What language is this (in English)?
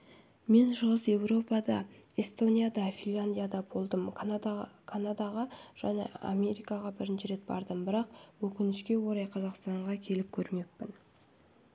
Kazakh